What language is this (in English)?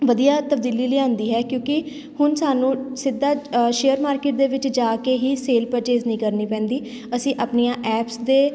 Punjabi